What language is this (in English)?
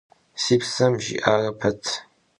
Kabardian